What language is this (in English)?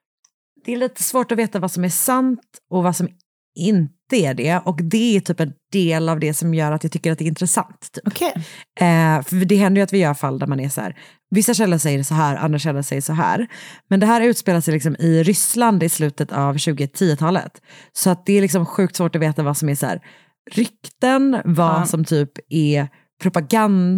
Swedish